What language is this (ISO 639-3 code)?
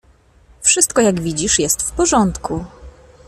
pol